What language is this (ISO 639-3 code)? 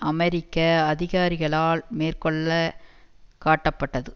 tam